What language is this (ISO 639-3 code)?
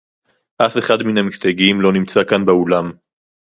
heb